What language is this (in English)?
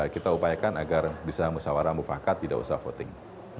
Indonesian